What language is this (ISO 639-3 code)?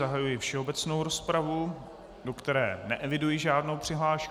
ces